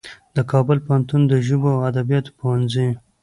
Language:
Pashto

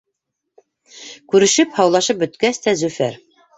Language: Bashkir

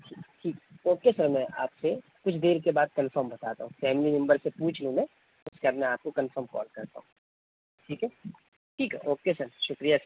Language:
Urdu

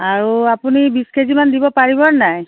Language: Assamese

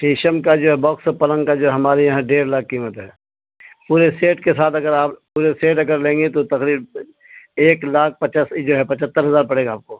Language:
Urdu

